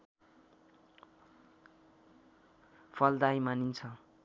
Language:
Nepali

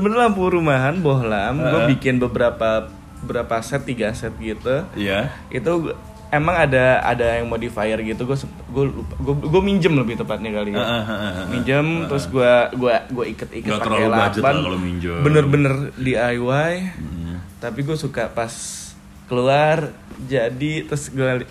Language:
Indonesian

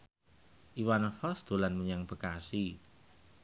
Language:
Javanese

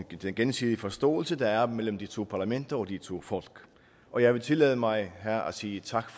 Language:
Danish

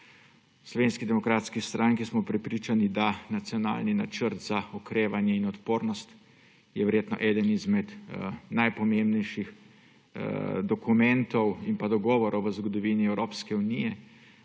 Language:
Slovenian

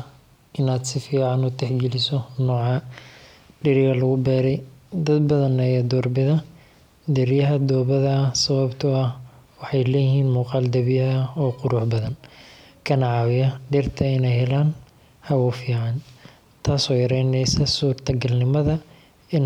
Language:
Somali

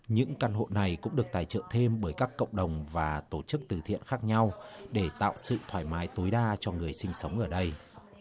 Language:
Vietnamese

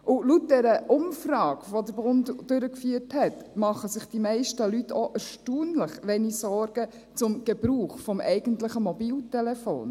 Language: Swiss German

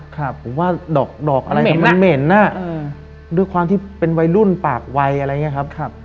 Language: Thai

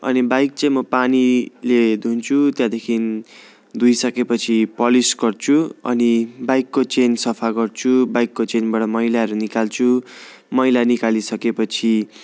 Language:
Nepali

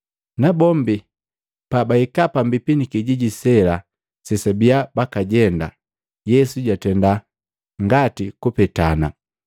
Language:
Matengo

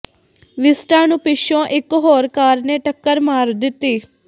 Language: Punjabi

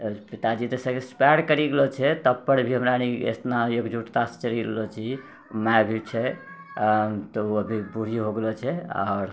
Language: Maithili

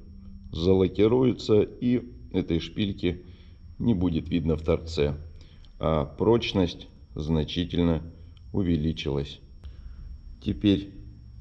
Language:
Russian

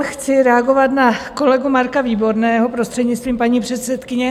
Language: Czech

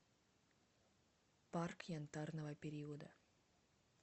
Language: Russian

